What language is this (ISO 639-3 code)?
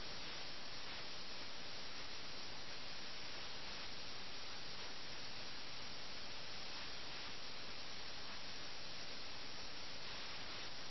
mal